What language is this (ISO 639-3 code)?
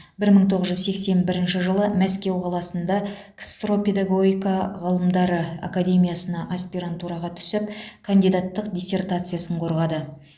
kaz